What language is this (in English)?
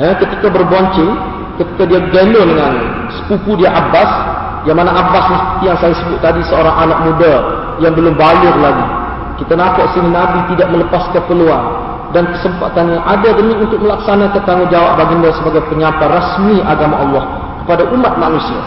Malay